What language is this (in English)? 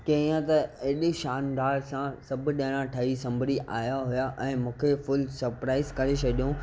Sindhi